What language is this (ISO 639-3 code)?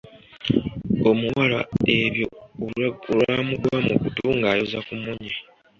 lug